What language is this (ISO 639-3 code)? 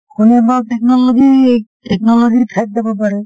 asm